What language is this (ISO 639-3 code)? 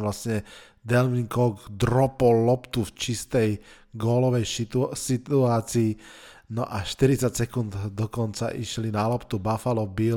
slk